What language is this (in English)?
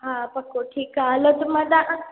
Sindhi